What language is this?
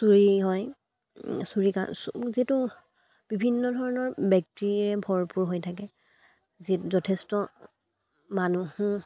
Assamese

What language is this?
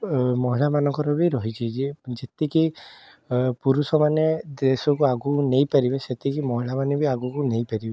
Odia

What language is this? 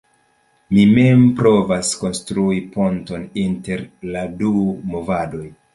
Esperanto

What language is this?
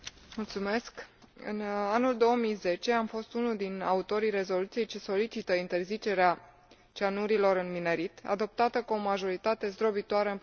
Romanian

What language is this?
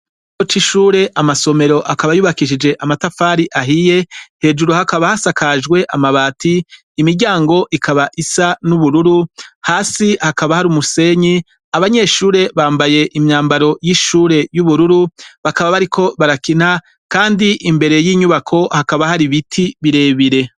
Rundi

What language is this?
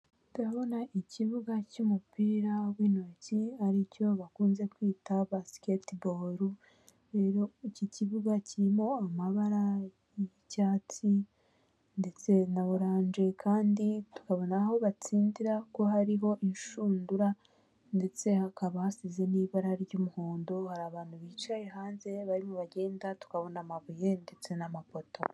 Kinyarwanda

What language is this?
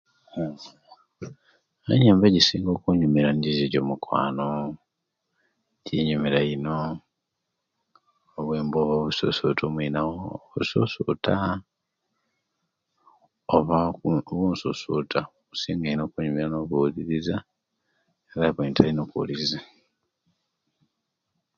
Kenyi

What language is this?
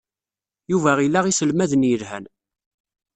Kabyle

